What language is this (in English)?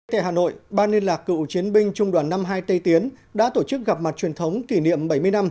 Vietnamese